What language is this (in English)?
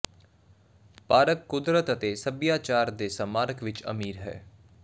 Punjabi